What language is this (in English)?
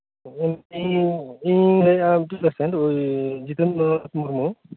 Santali